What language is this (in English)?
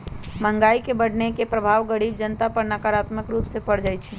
Magahi